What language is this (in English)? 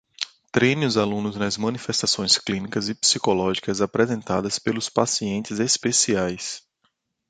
Portuguese